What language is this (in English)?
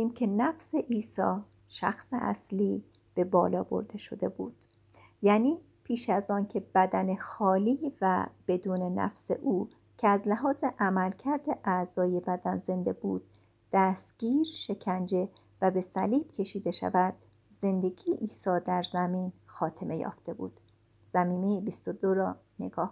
Persian